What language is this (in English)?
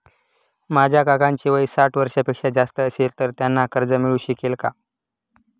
Marathi